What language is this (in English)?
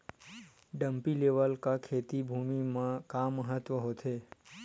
Chhattisgarhi